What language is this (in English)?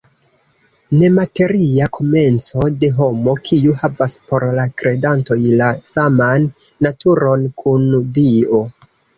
Esperanto